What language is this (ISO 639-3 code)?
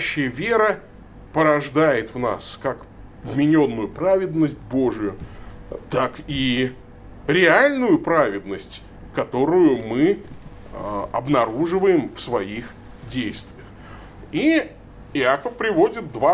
rus